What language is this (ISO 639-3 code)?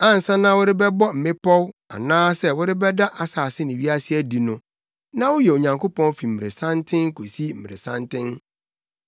aka